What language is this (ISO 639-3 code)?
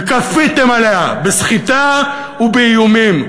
heb